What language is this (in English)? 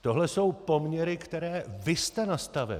Czech